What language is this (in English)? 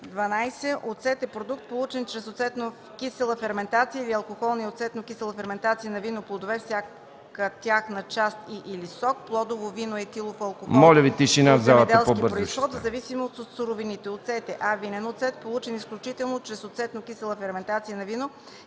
Bulgarian